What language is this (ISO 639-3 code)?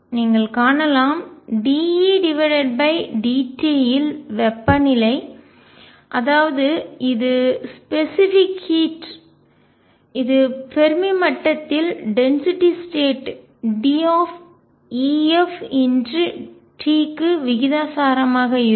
tam